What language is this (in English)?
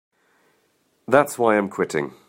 English